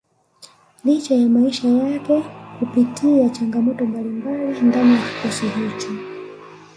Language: Swahili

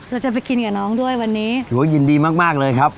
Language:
Thai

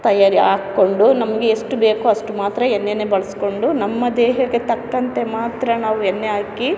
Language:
Kannada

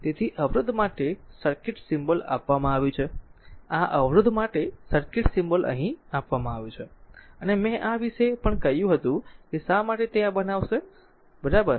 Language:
Gujarati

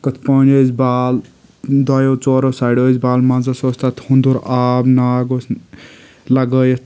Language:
Kashmiri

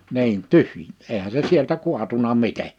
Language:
Finnish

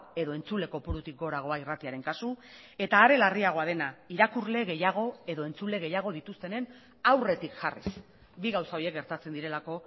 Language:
Basque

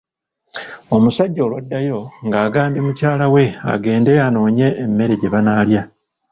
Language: Ganda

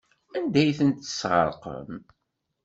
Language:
Kabyle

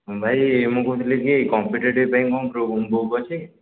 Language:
Odia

